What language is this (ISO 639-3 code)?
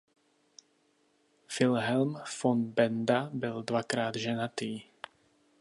ces